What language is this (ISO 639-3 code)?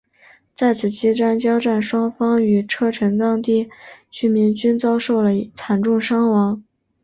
zho